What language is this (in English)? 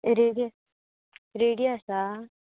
Konkani